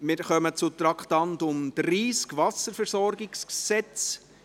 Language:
Swiss German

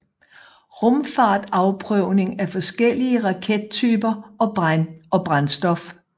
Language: Danish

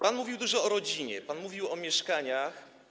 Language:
Polish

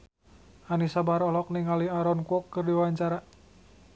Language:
Sundanese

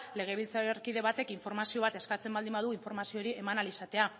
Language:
Basque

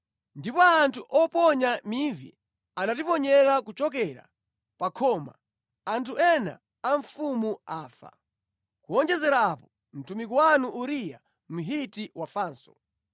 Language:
Nyanja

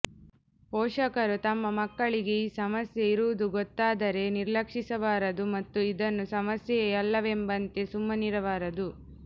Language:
Kannada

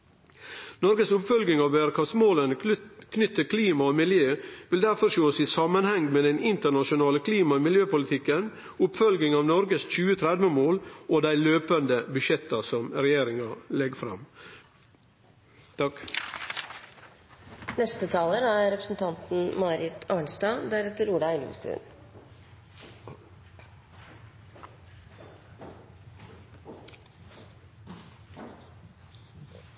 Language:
Norwegian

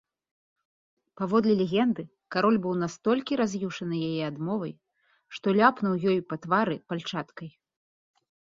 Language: Belarusian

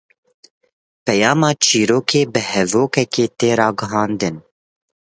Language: Kurdish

